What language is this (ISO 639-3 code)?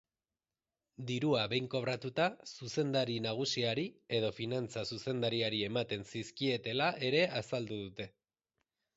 eus